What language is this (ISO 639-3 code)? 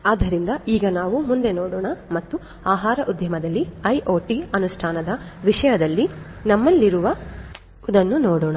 kan